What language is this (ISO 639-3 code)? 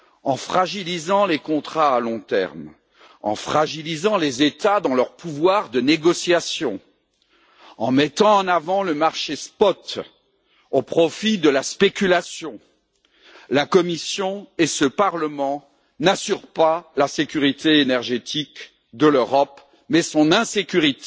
fra